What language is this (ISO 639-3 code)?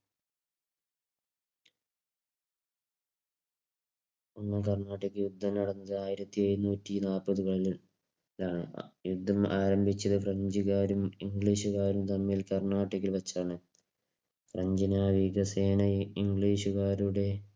mal